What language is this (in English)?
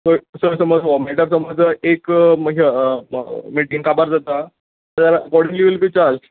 Konkani